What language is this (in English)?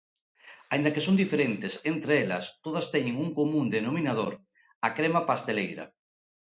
Galician